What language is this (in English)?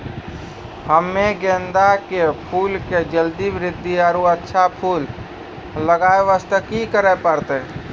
Maithili